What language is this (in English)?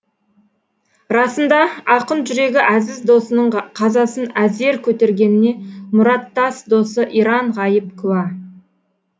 Kazakh